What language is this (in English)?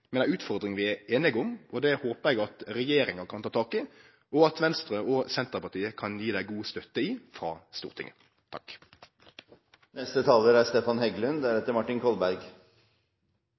Norwegian Nynorsk